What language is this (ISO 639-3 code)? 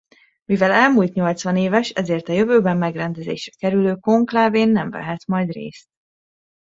hun